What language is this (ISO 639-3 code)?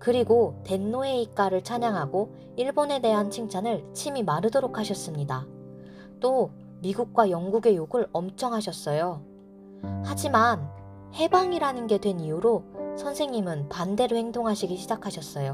kor